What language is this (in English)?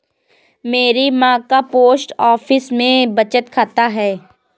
Hindi